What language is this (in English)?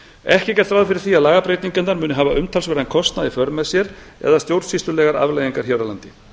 Icelandic